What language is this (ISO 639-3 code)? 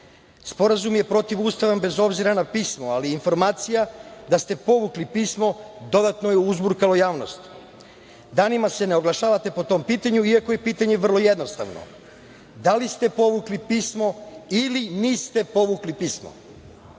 srp